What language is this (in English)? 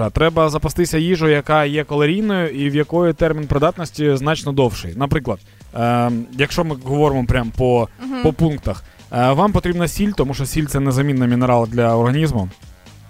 Ukrainian